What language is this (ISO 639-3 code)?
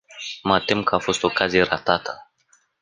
ron